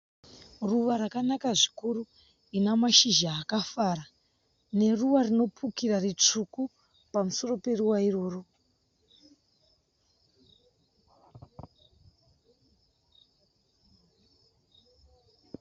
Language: Shona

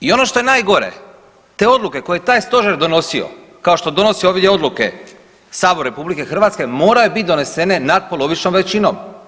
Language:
Croatian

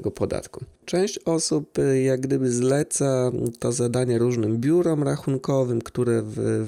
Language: Polish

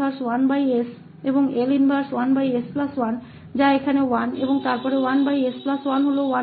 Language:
Hindi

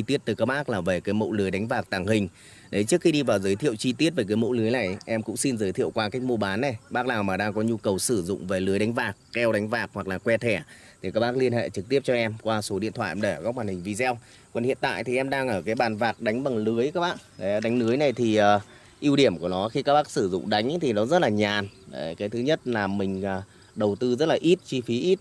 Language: Vietnamese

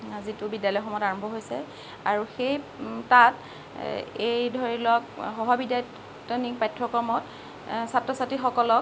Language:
Assamese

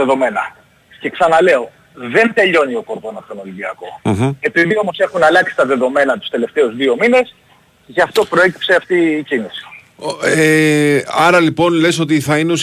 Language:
Greek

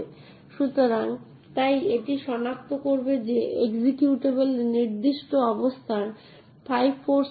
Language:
Bangla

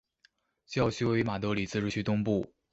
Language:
Chinese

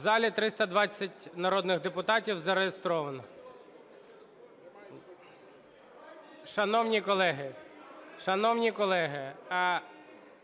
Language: Ukrainian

